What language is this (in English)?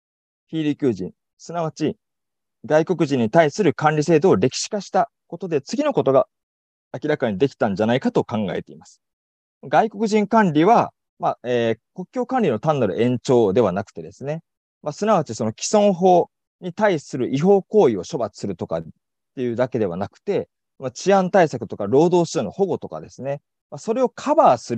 Japanese